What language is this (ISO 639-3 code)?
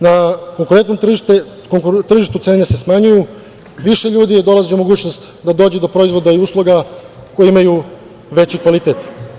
srp